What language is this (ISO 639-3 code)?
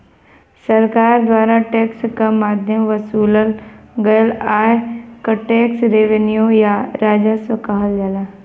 bho